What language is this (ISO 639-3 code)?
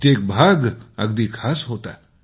mar